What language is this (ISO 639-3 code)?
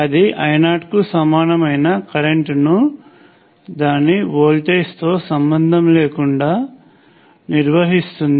tel